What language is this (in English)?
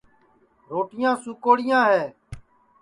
Sansi